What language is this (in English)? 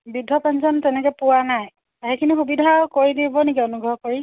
Assamese